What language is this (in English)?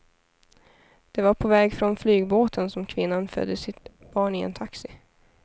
Swedish